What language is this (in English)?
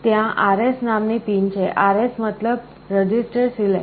Gujarati